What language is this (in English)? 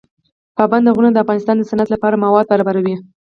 Pashto